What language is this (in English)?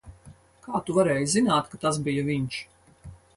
Latvian